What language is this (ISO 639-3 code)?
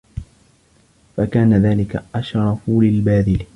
ara